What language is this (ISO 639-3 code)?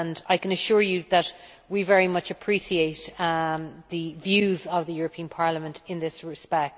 eng